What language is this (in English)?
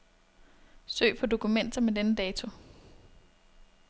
Danish